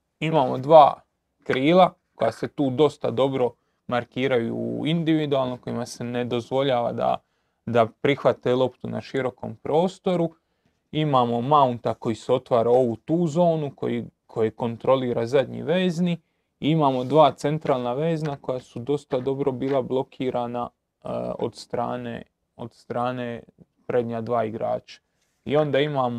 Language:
Croatian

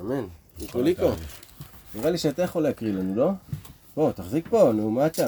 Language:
Hebrew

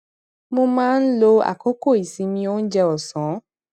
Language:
Yoruba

